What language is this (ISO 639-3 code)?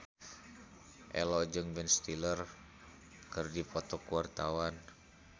sun